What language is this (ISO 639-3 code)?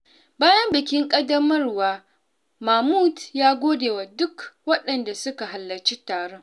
hau